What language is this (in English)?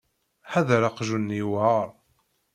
Kabyle